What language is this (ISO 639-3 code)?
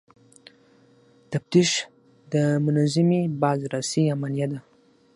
pus